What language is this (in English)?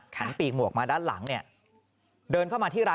Thai